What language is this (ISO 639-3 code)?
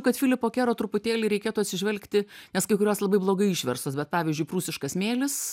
lit